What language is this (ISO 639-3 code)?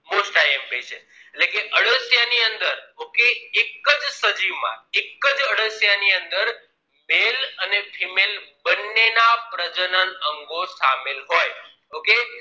guj